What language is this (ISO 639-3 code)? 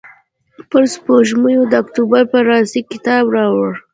pus